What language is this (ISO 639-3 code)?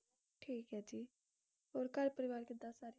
pan